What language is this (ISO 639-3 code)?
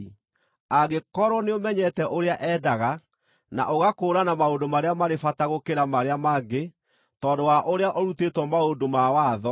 kik